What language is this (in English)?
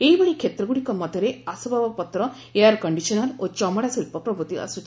Odia